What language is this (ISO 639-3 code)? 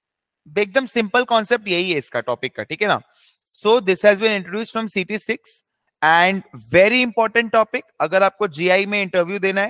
hin